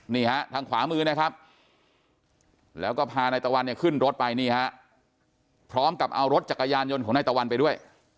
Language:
Thai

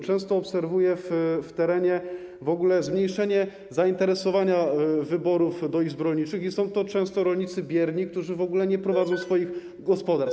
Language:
Polish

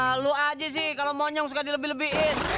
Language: Indonesian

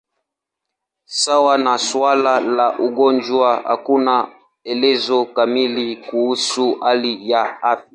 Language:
Swahili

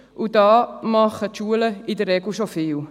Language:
Swiss German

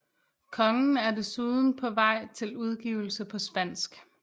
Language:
Danish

